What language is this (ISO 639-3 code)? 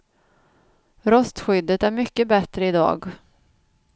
swe